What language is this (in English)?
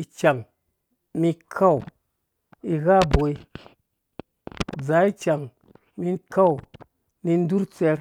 Dũya